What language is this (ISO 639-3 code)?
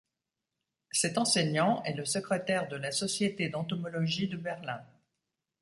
fra